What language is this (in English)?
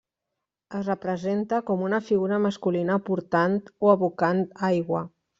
Catalan